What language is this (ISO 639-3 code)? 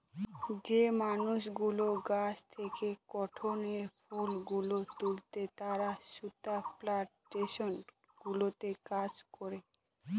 ben